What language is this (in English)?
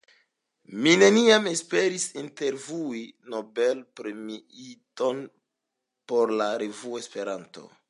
Esperanto